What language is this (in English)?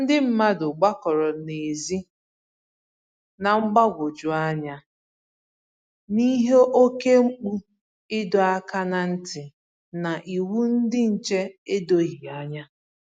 Igbo